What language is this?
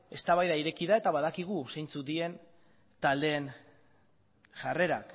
Basque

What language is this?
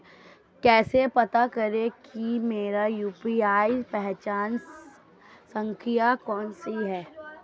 Hindi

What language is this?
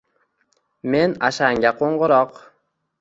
Uzbek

